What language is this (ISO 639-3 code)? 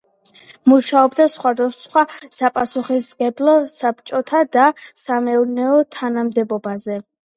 kat